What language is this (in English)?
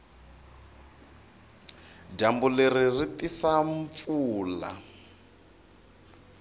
Tsonga